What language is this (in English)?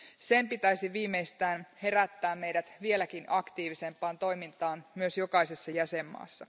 Finnish